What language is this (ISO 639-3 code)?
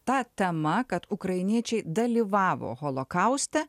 lit